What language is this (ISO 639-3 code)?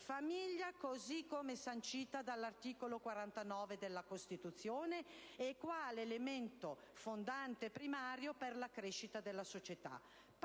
ita